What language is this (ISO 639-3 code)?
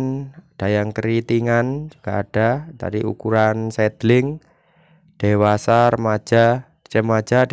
ind